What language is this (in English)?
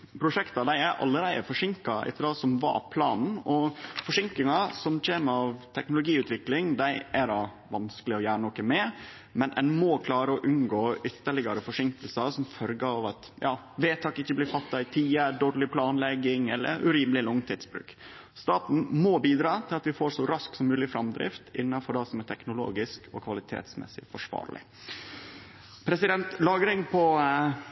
Norwegian Nynorsk